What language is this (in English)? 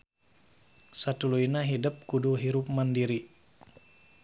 Sundanese